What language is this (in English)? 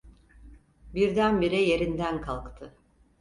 Turkish